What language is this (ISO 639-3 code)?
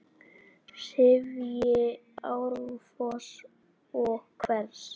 isl